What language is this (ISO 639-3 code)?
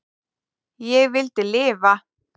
isl